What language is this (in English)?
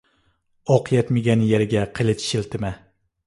Uyghur